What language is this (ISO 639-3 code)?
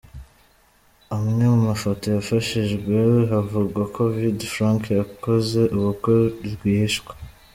kin